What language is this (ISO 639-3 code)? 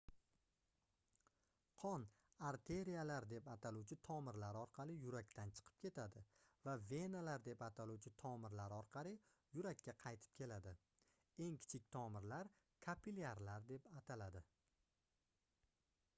uzb